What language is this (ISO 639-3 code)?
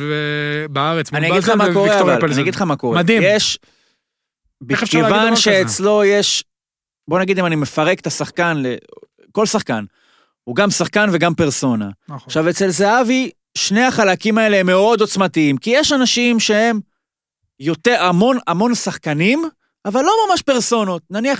heb